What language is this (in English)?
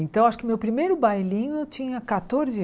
Portuguese